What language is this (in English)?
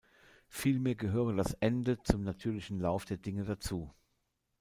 German